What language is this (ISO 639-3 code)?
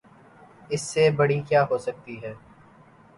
urd